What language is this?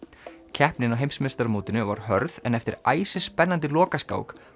Icelandic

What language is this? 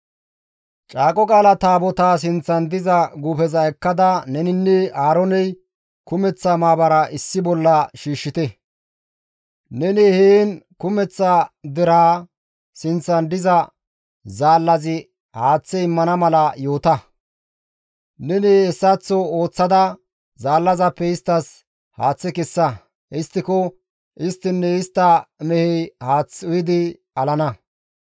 Gamo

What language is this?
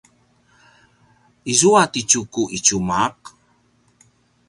Paiwan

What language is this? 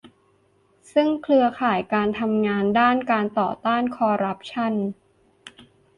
Thai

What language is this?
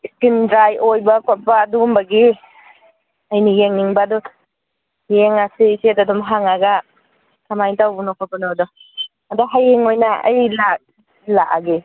Manipuri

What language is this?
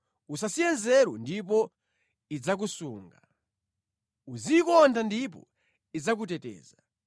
Nyanja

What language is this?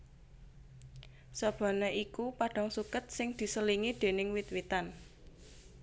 Javanese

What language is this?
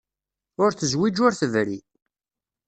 Kabyle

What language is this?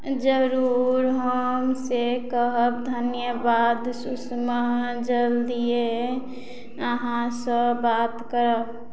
Maithili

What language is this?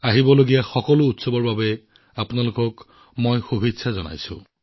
Assamese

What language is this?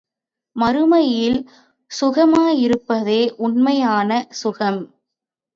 Tamil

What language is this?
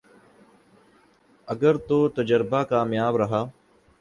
Urdu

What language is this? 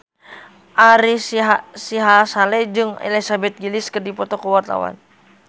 Sundanese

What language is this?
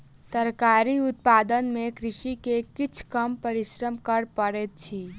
Maithili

